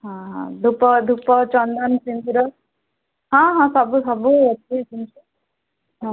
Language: Odia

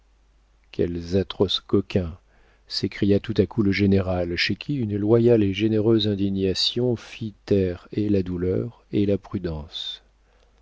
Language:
French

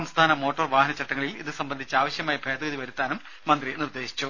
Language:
Malayalam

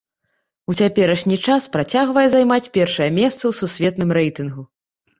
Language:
Belarusian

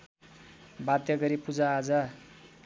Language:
Nepali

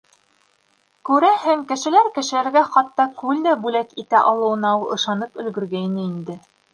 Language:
Bashkir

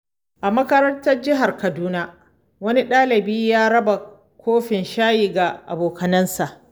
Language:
Hausa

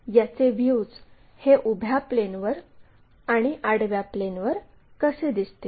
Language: Marathi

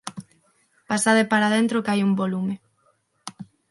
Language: Galician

